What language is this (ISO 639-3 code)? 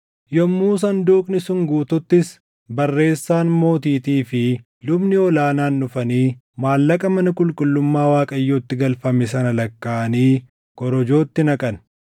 orm